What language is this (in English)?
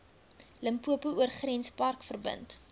Afrikaans